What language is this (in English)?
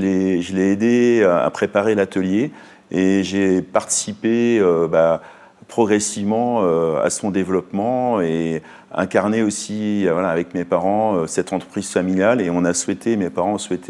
French